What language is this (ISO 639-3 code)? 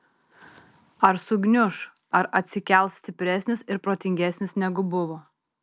lit